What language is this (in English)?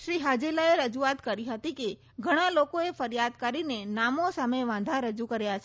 Gujarati